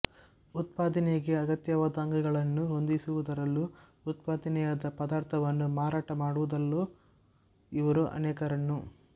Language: Kannada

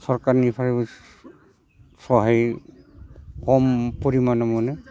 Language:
Bodo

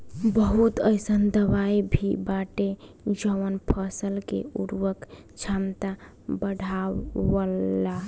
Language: Bhojpuri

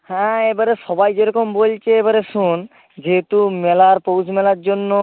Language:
Bangla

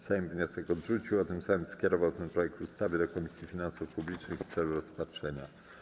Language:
Polish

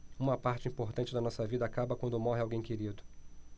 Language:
Portuguese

